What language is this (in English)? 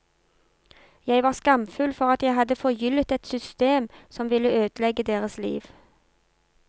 Norwegian